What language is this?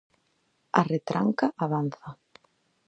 Galician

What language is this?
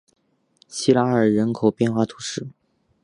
Chinese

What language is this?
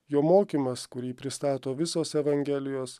Lithuanian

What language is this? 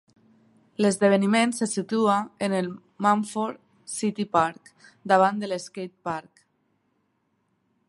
Catalan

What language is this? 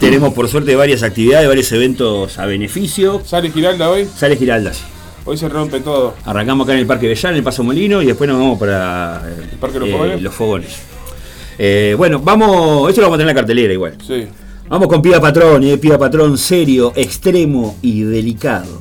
Spanish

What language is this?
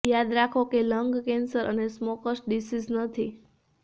Gujarati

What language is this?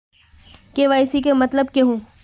Magahi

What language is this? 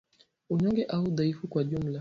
Swahili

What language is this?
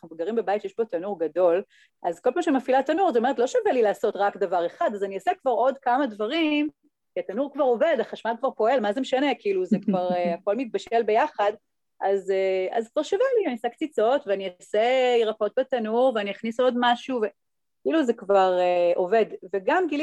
Hebrew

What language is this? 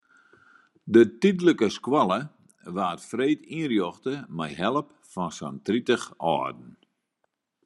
Western Frisian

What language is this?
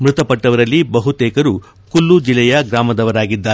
Kannada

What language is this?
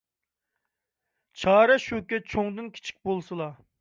Uyghur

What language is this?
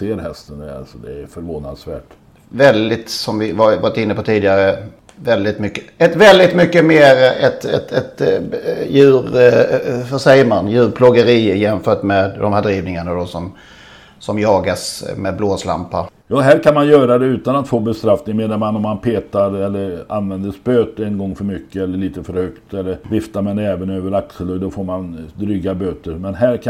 Swedish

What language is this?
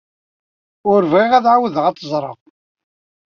Kabyle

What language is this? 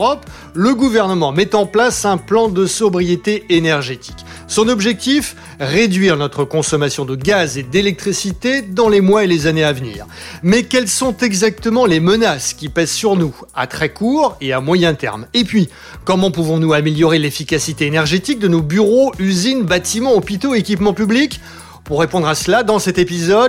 French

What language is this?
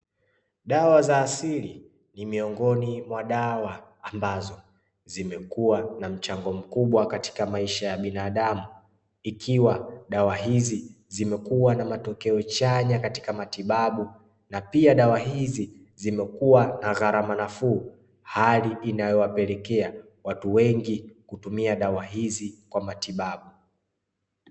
Swahili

